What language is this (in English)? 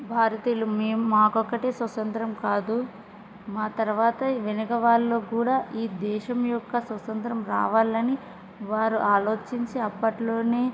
Telugu